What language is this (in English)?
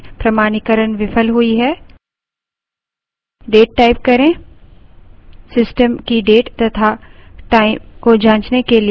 Hindi